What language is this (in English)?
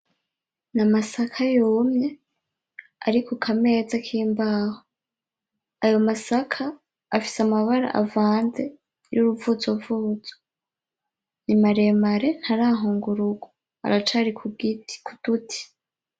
Rundi